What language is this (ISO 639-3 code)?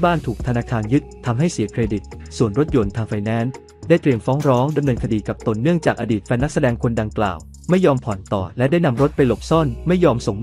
tha